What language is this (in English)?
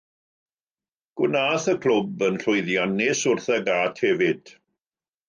Welsh